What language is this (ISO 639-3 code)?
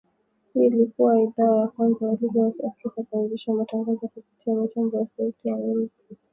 swa